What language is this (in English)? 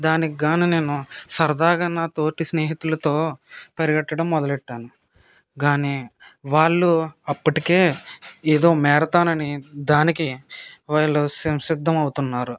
Telugu